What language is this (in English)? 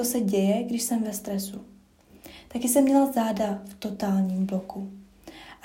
Czech